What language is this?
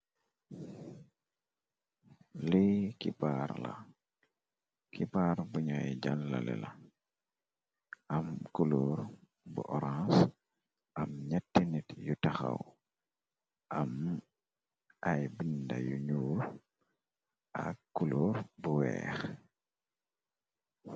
Wolof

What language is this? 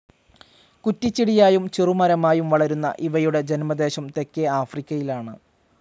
Malayalam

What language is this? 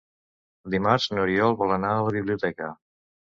Catalan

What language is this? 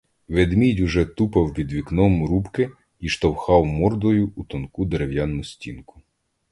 Ukrainian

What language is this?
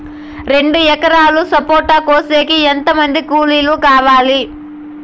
Telugu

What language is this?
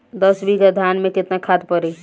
Bhojpuri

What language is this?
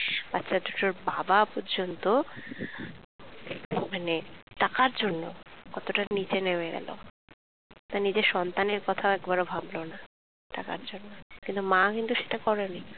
Bangla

